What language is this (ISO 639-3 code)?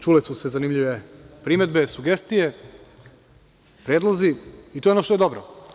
srp